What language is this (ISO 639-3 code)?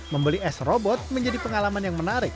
ind